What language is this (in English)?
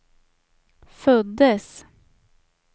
Swedish